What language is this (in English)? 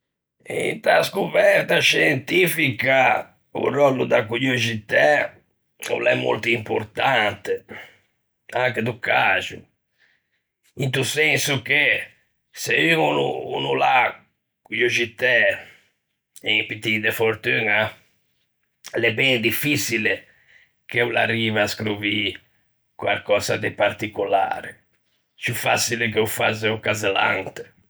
Ligurian